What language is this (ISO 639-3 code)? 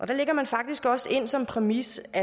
dan